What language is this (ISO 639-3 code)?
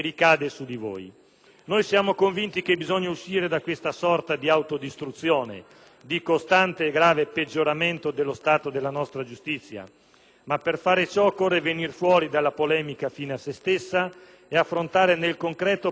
ita